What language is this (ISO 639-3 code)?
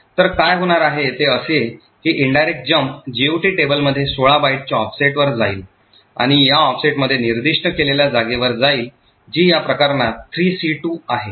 mar